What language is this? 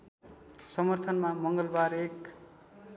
Nepali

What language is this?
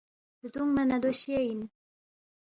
Balti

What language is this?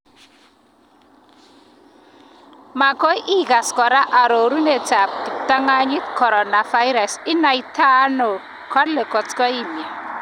Kalenjin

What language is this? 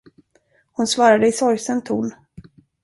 Swedish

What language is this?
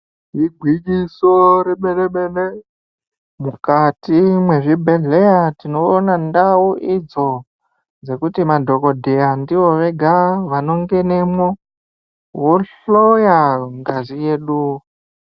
Ndau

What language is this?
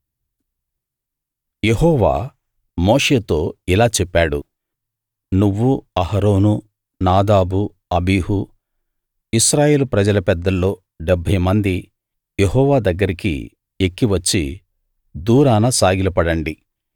Telugu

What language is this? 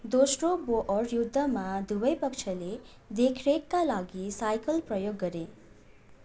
Nepali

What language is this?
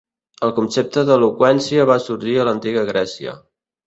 Catalan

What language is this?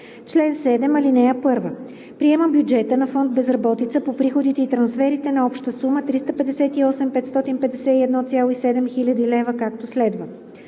Bulgarian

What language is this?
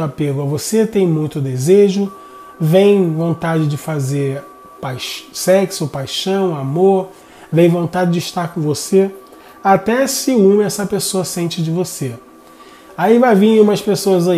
Portuguese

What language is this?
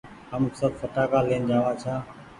Goaria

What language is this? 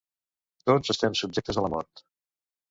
Catalan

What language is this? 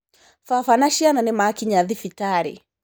Kikuyu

